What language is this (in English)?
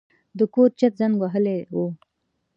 Pashto